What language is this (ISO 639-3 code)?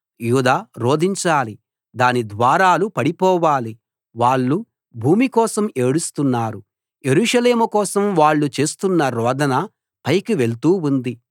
tel